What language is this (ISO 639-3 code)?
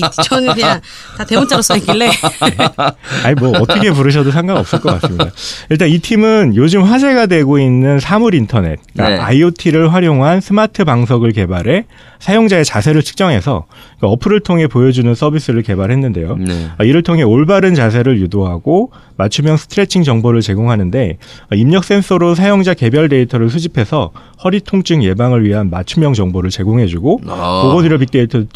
kor